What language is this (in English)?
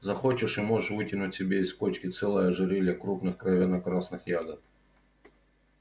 Russian